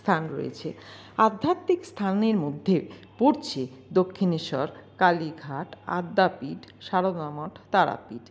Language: Bangla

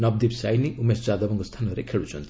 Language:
Odia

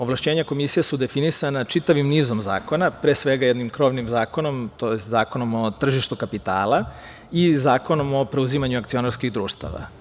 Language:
Serbian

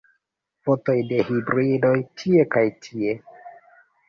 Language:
Esperanto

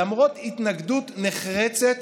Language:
Hebrew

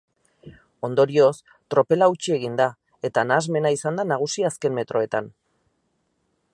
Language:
Basque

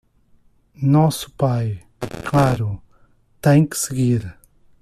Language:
Portuguese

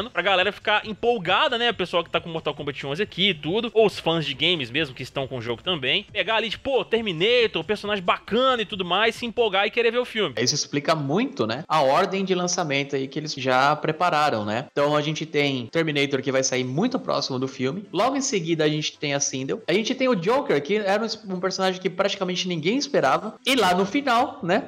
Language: Portuguese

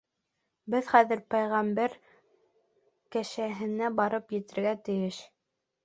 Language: Bashkir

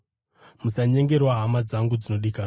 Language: Shona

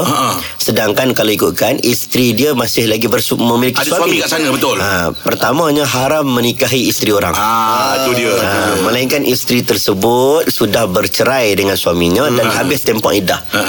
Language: Malay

